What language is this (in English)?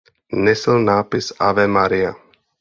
Czech